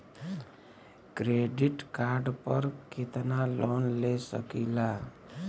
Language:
Bhojpuri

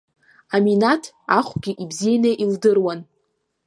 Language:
Abkhazian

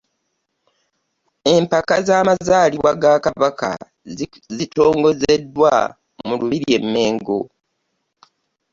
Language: Ganda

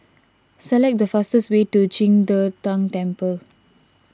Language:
English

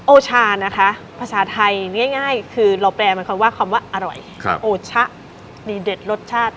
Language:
Thai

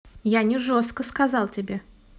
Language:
Russian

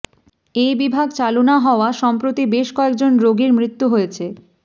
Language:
Bangla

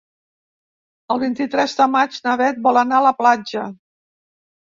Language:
Catalan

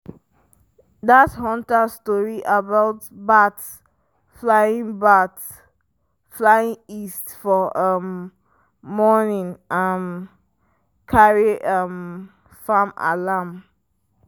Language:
Nigerian Pidgin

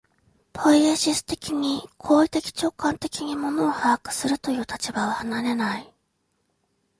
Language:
Japanese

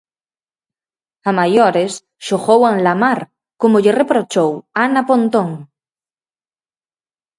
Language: Galician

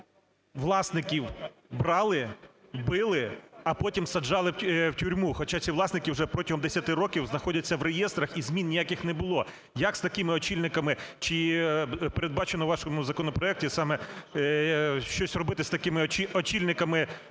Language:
Ukrainian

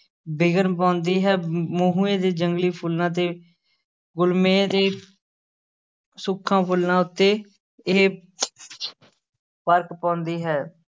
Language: Punjabi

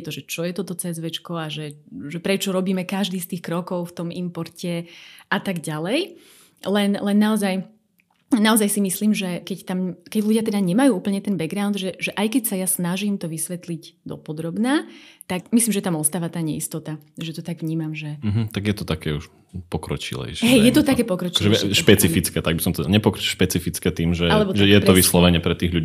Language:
Slovak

